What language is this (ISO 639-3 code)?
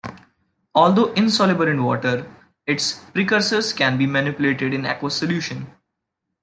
eng